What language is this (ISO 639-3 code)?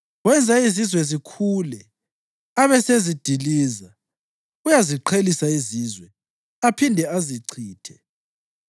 nde